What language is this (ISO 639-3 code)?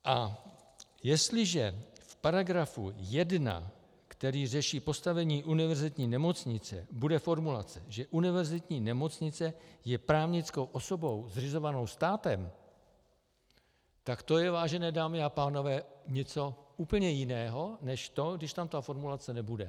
ces